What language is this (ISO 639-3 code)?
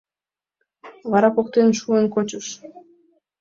chm